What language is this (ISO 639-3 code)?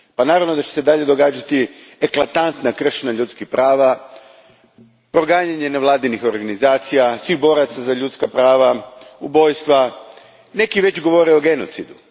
hrv